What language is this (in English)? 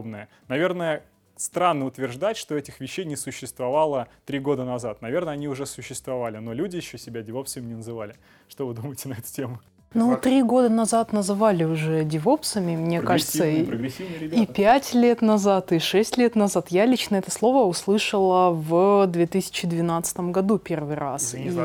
Russian